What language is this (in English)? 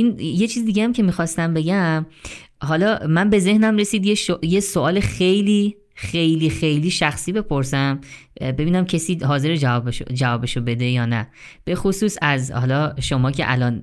Persian